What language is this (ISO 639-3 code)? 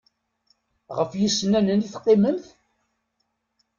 kab